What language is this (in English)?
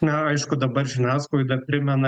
Lithuanian